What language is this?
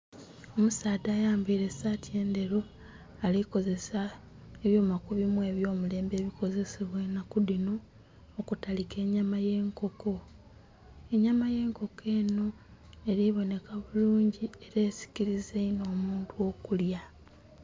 Soga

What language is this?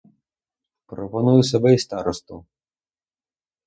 Ukrainian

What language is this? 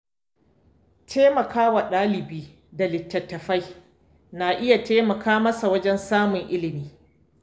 Hausa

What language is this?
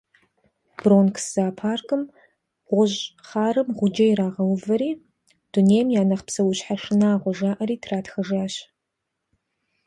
Kabardian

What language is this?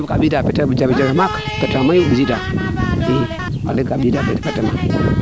Serer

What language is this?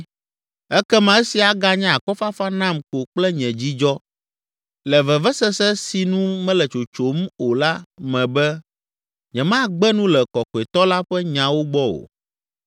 Ewe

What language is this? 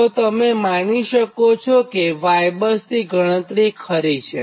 Gujarati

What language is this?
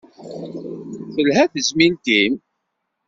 Kabyle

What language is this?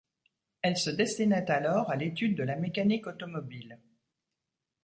French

